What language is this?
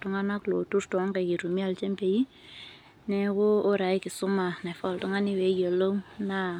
Masai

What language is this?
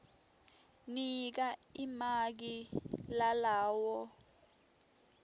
Swati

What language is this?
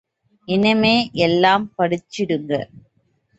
Tamil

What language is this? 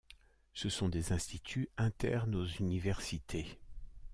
French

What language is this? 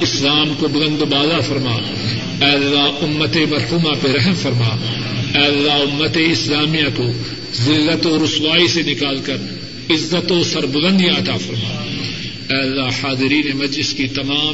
Urdu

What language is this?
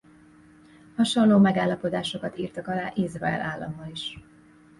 Hungarian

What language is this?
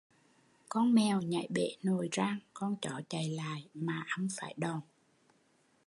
Vietnamese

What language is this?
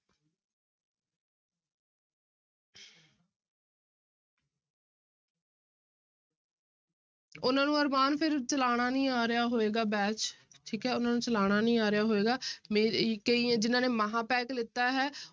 Punjabi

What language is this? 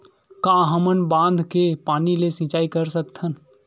Chhattisgarhi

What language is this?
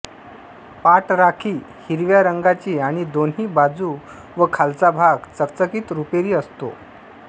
Marathi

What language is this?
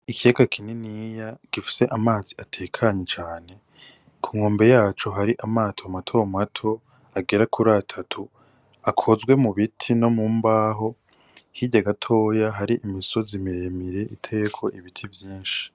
Rundi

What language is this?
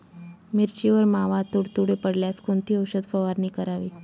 Marathi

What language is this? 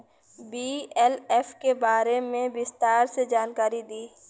Bhojpuri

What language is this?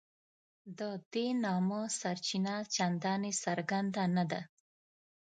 Pashto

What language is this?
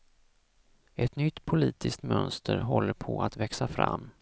Swedish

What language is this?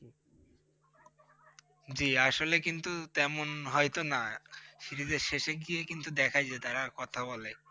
Bangla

